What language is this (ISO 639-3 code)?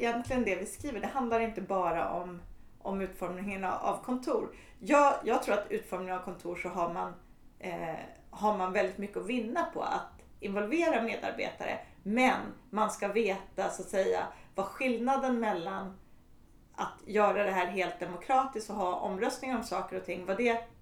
swe